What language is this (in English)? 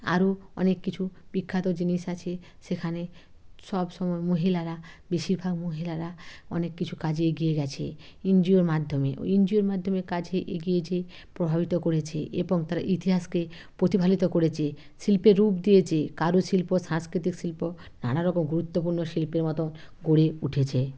Bangla